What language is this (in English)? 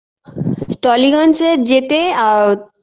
Bangla